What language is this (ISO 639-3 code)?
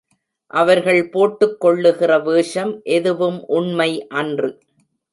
tam